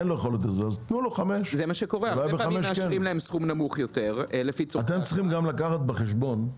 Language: Hebrew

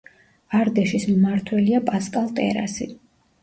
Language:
Georgian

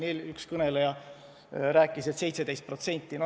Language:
Estonian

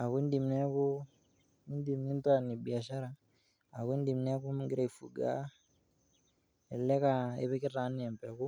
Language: Masai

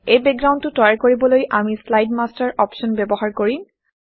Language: Assamese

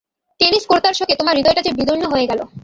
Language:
Bangla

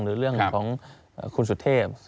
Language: Thai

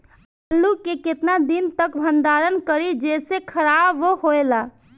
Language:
Bhojpuri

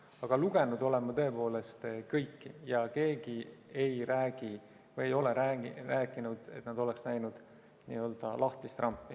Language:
Estonian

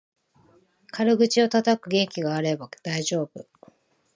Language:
Japanese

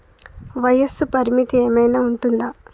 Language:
Telugu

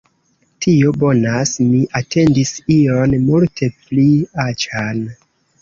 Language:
Esperanto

